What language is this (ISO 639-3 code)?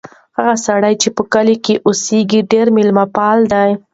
pus